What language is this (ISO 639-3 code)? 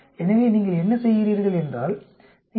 tam